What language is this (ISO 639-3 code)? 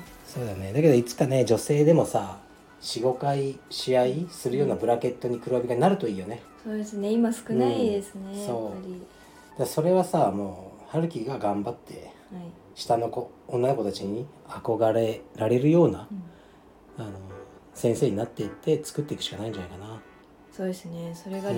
jpn